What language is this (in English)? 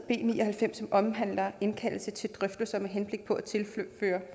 Danish